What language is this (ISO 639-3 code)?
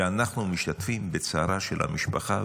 heb